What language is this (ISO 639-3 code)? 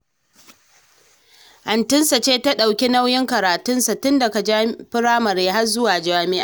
hau